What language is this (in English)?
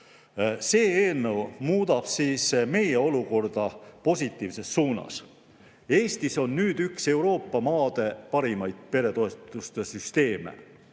Estonian